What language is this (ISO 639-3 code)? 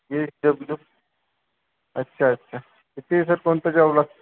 mar